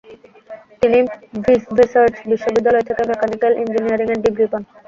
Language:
Bangla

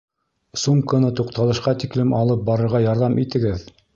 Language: Bashkir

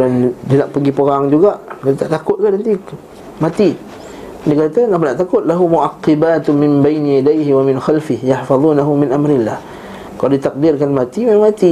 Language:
Malay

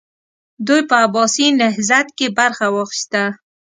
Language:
Pashto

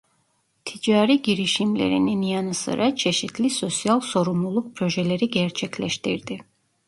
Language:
Turkish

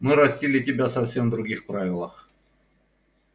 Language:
Russian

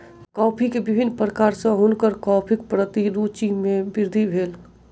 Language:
Maithili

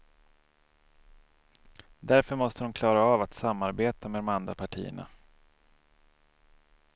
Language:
Swedish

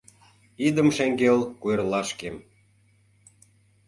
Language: Mari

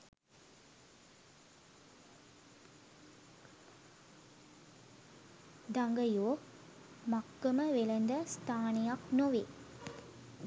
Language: Sinhala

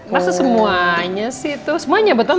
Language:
Indonesian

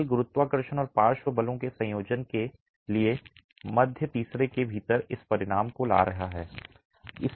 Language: Hindi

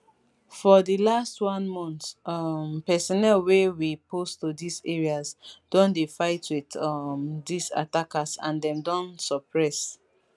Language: Nigerian Pidgin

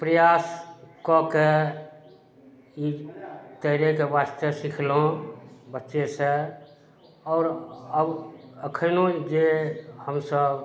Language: Maithili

